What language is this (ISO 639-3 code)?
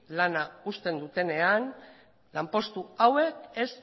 eus